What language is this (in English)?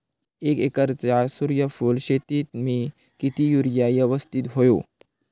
Marathi